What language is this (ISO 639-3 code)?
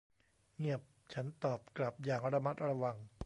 tha